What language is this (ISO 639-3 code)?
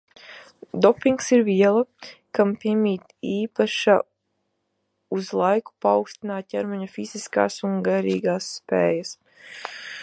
lav